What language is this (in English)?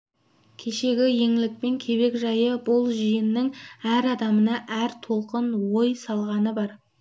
Kazakh